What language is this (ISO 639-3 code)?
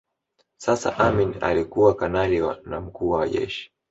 swa